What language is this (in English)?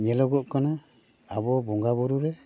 Santali